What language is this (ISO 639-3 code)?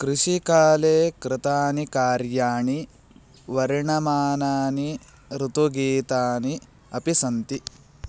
san